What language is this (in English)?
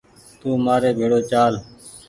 Goaria